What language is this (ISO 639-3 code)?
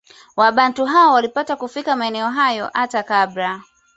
swa